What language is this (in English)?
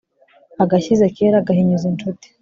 Kinyarwanda